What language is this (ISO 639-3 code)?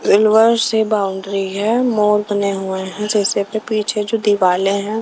hin